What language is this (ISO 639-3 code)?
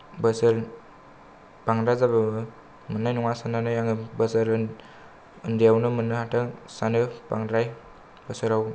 brx